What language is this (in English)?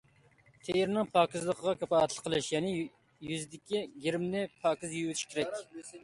Uyghur